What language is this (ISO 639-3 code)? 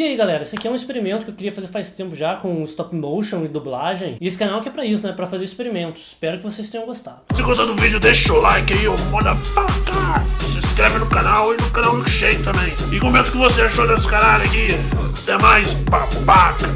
por